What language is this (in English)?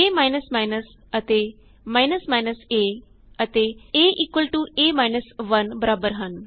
Punjabi